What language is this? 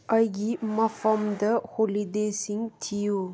Manipuri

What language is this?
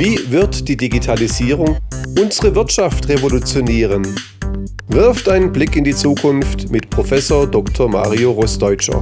German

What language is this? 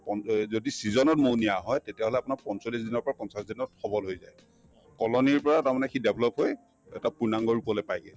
Assamese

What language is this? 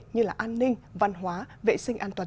Vietnamese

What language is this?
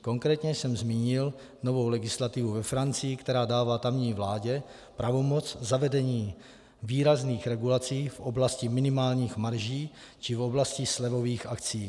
Czech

